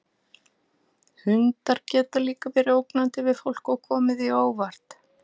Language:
Icelandic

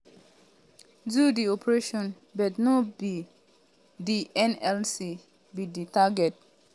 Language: Nigerian Pidgin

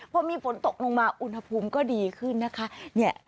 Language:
Thai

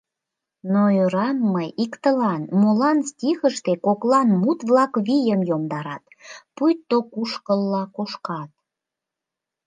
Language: Mari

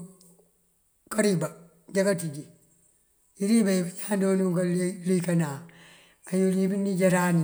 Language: Mandjak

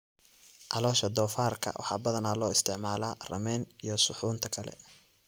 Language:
Somali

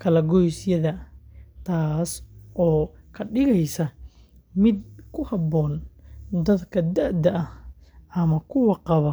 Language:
Somali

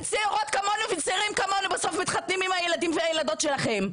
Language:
Hebrew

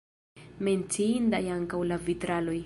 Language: Esperanto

